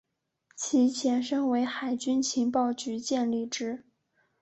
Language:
Chinese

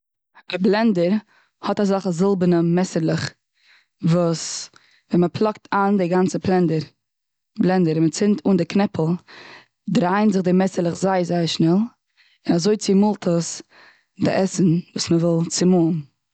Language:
Yiddish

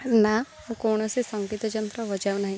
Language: Odia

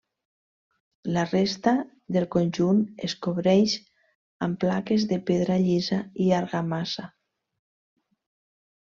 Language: Catalan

